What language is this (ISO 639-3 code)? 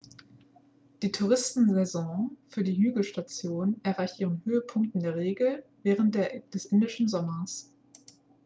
deu